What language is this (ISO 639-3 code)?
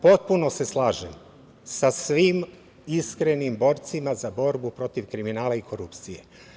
srp